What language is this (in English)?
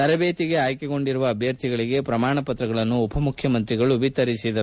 Kannada